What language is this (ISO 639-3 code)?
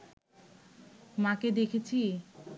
ben